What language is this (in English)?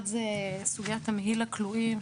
Hebrew